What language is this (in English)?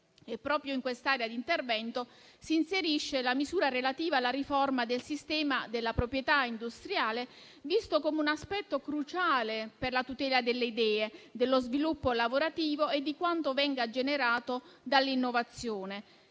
Italian